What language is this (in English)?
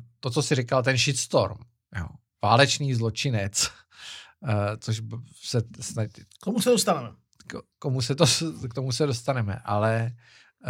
Czech